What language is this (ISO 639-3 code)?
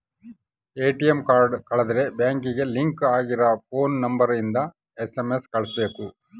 kan